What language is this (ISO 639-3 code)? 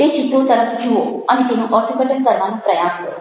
guj